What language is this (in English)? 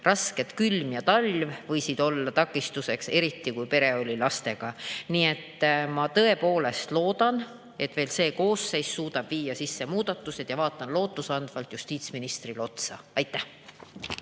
Estonian